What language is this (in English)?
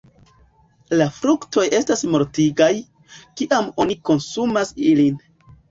Esperanto